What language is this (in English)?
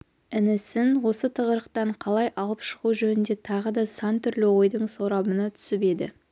Kazakh